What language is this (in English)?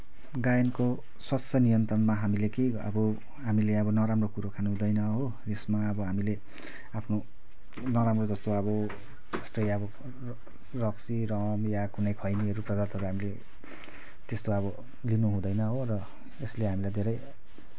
Nepali